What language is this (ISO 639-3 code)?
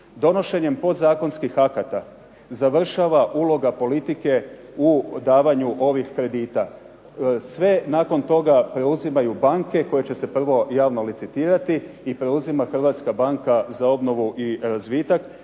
hrv